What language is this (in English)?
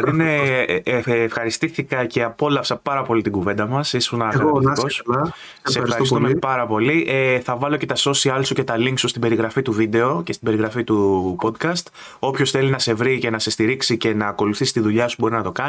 Greek